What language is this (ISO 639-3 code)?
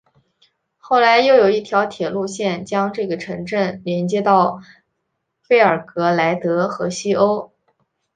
zho